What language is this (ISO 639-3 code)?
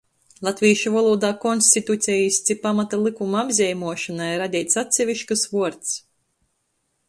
ltg